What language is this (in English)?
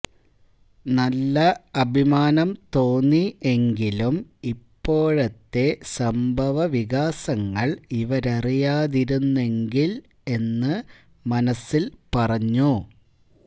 Malayalam